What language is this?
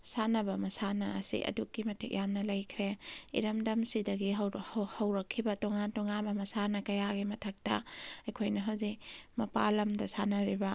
Manipuri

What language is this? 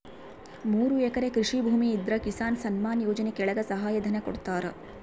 Kannada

